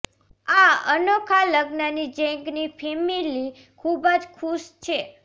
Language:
Gujarati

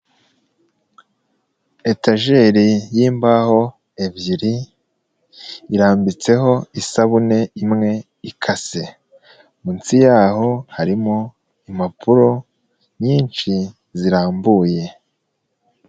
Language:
Kinyarwanda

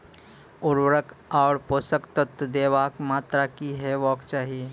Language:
Maithili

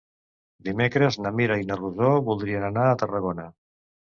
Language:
Catalan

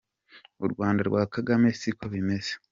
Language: Kinyarwanda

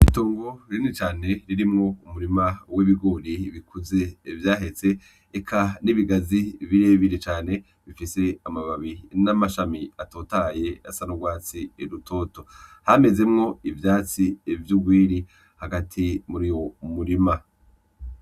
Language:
Rundi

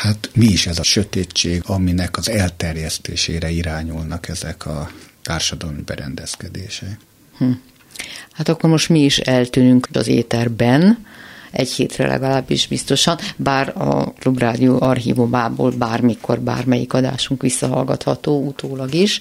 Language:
Hungarian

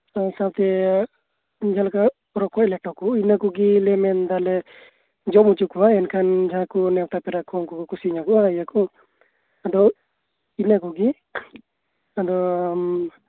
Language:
Santali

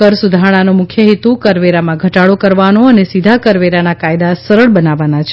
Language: Gujarati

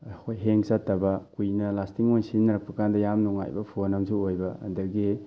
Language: Manipuri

